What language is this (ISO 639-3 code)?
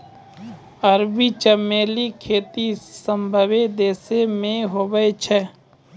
mai